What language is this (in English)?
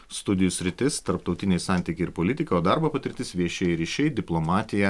Lithuanian